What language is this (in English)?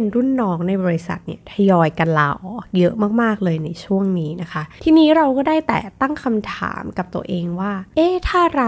Thai